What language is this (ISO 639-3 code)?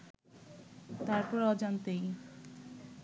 ben